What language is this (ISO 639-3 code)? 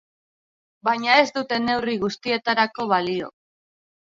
eus